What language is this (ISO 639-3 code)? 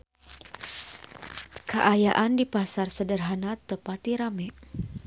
sun